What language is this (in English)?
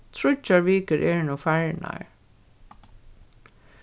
Faroese